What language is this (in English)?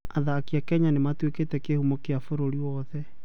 Kikuyu